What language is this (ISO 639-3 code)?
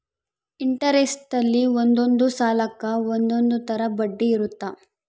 kan